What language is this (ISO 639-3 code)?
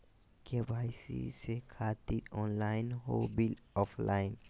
mag